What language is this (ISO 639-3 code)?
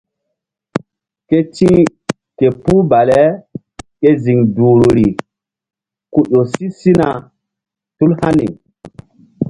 mdd